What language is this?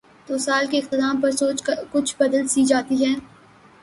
Urdu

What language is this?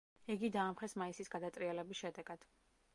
Georgian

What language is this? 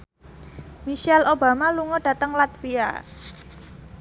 Javanese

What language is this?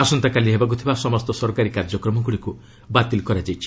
Odia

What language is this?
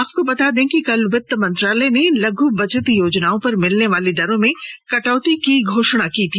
Hindi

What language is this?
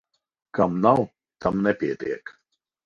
Latvian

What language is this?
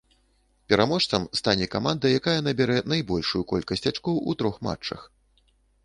Belarusian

